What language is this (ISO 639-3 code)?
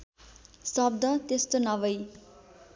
nep